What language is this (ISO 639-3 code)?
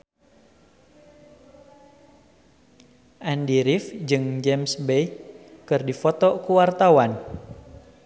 sun